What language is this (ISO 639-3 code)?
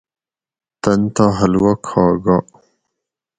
gwc